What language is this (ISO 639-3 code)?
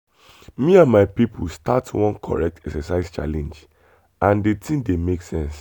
pcm